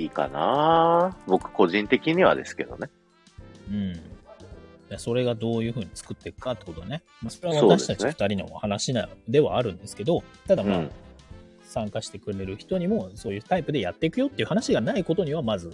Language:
Japanese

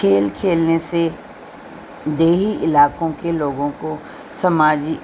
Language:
Urdu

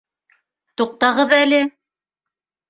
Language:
Bashkir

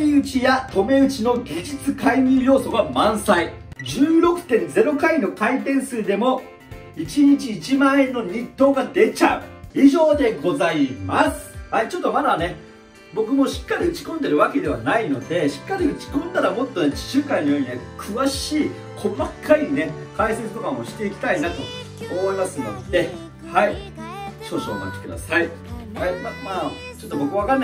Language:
Japanese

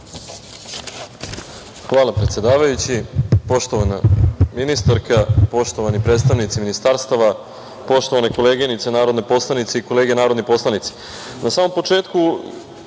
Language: Serbian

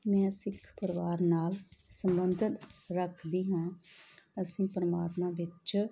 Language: Punjabi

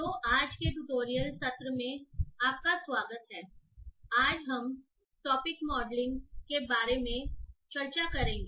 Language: Hindi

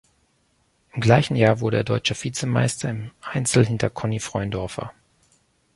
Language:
German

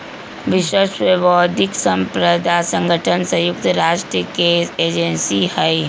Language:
Magahi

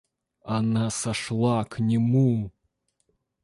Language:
Russian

